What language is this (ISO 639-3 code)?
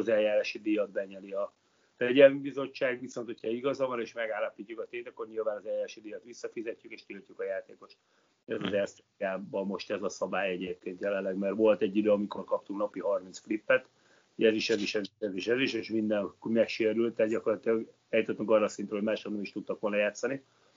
hun